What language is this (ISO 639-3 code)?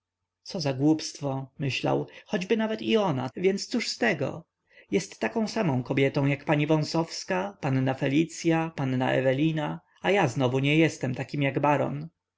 pol